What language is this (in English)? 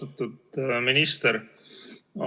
Estonian